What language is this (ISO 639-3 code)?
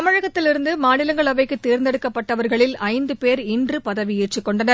tam